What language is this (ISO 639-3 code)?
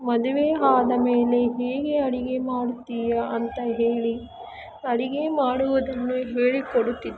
kan